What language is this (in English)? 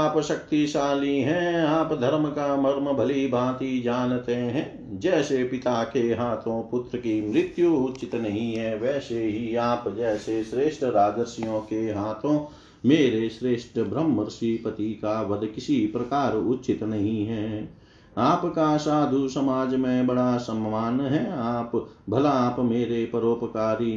Hindi